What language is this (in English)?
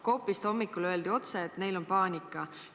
Estonian